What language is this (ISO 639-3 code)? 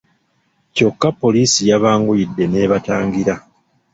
lug